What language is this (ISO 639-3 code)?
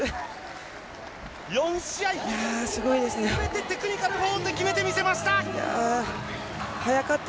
jpn